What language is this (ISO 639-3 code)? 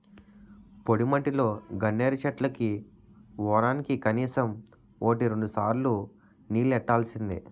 tel